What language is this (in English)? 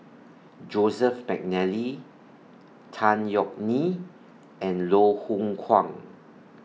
English